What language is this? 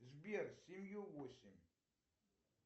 Russian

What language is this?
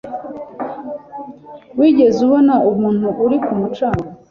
Kinyarwanda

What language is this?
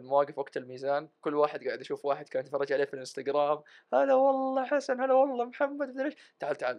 Arabic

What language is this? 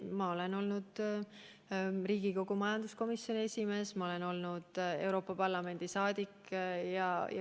Estonian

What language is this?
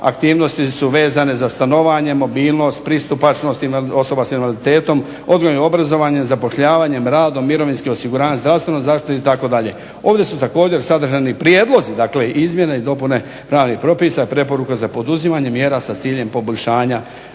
Croatian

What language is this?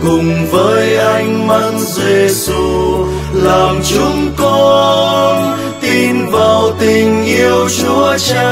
Vietnamese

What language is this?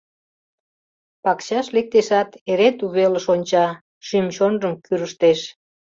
Mari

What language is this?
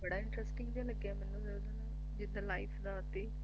Punjabi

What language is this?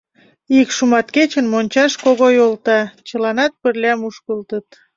Mari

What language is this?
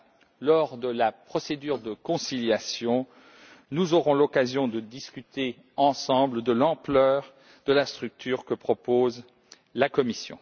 French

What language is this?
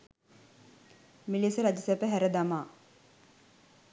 Sinhala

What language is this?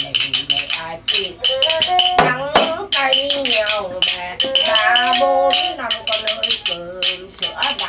Vietnamese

